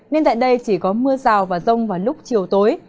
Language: Vietnamese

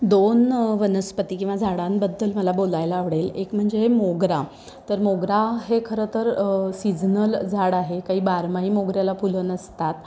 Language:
Marathi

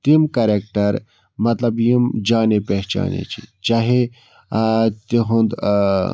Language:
Kashmiri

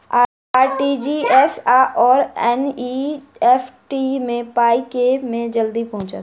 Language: Maithili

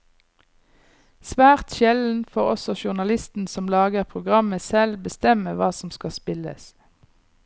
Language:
Norwegian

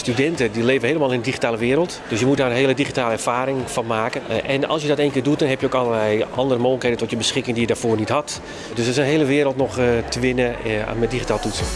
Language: Dutch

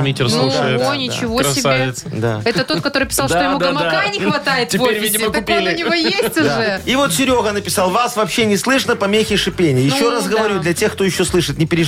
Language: Russian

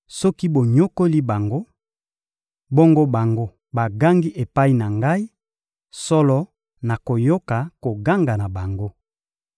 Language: Lingala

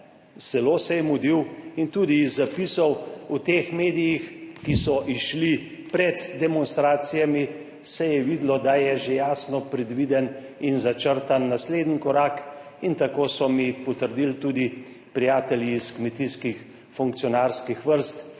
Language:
Slovenian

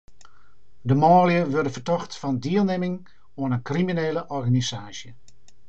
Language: Western Frisian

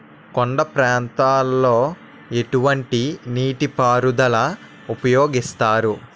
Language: Telugu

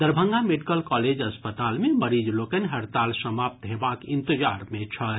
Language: Maithili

